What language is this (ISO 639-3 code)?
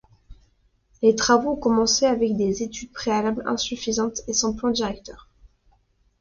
fra